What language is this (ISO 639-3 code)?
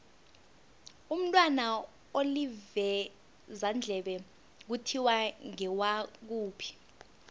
nbl